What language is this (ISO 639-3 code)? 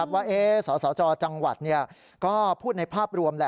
tha